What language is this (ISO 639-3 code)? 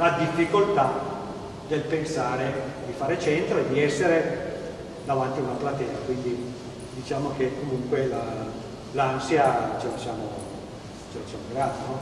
ita